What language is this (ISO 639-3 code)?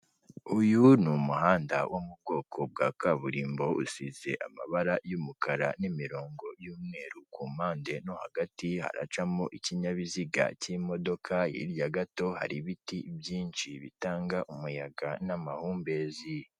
kin